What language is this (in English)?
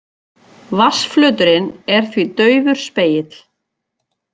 Icelandic